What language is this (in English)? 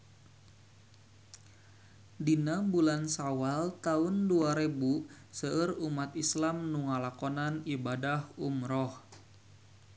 Sundanese